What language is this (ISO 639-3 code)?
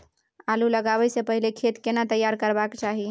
mai